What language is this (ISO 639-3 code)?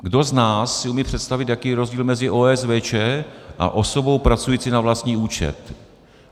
ces